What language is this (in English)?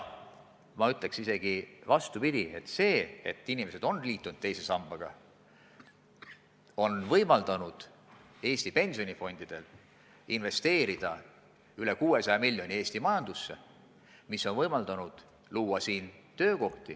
Estonian